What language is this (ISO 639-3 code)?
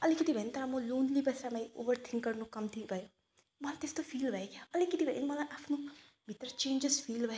nep